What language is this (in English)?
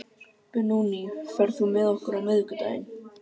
Icelandic